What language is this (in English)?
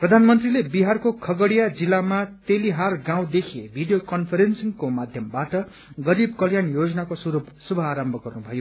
Nepali